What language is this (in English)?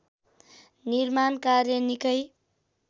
Nepali